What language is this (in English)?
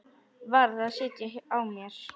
Icelandic